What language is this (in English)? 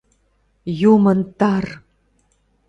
Mari